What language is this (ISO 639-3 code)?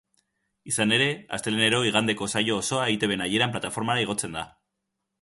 eus